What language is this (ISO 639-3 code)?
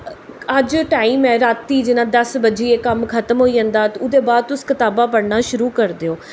doi